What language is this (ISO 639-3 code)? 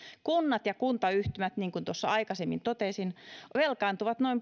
fin